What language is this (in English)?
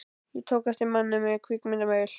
Icelandic